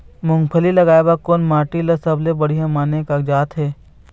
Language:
Chhattisgarhi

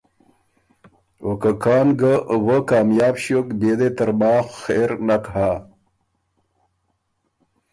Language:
Ormuri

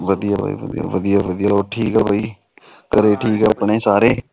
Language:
Punjabi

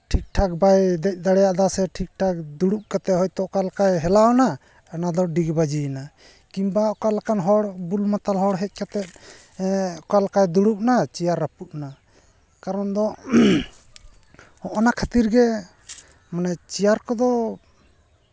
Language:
Santali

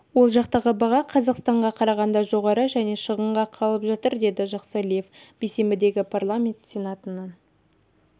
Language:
Kazakh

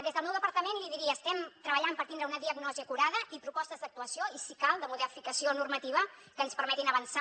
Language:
Catalan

